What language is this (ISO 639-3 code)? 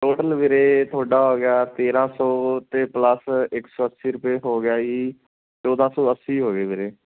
pan